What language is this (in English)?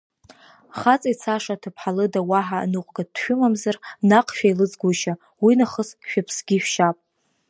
Abkhazian